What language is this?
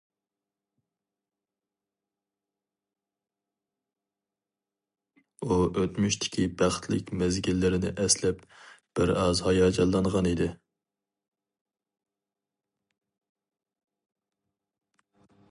Uyghur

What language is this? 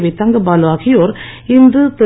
Tamil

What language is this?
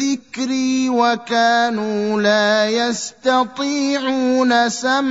Arabic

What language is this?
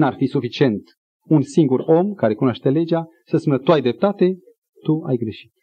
Romanian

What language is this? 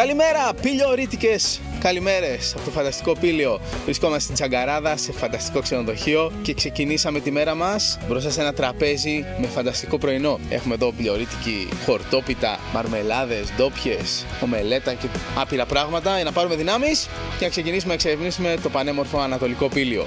Greek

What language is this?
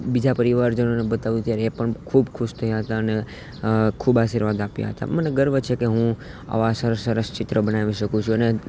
Gujarati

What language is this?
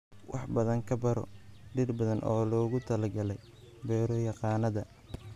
Somali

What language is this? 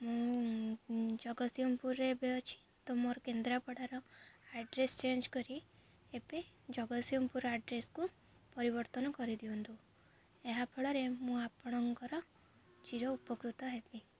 Odia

